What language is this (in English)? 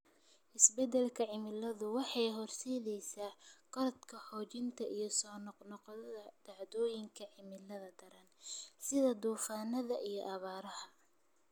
Somali